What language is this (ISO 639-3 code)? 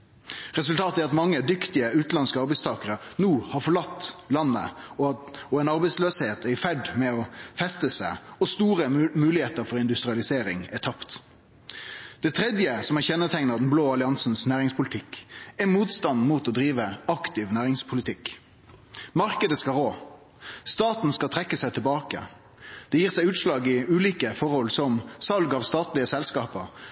nno